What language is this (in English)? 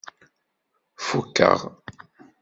Kabyle